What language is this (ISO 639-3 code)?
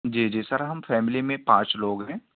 urd